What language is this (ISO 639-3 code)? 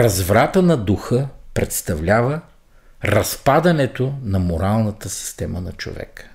bul